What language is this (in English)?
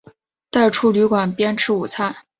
Chinese